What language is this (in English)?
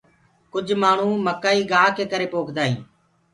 Gurgula